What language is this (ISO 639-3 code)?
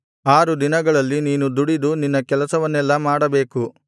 kan